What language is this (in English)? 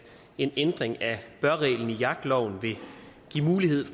Danish